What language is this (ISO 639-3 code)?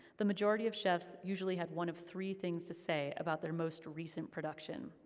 eng